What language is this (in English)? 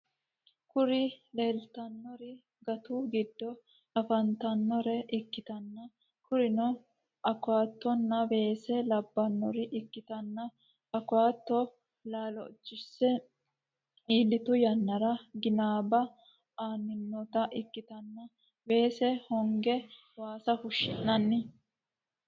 Sidamo